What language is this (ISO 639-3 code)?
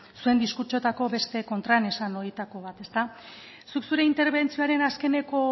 eus